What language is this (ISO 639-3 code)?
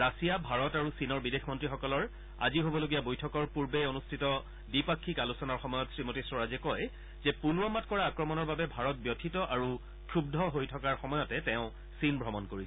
asm